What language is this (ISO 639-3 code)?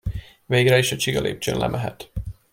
hun